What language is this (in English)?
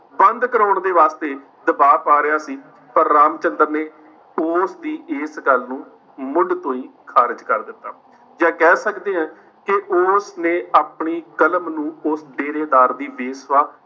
Punjabi